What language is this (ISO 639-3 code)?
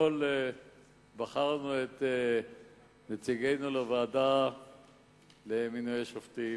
heb